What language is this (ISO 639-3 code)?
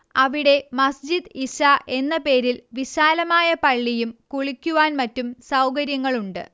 mal